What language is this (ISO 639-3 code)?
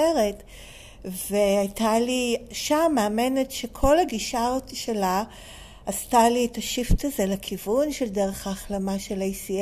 heb